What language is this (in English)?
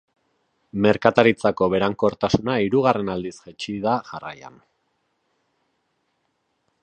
Basque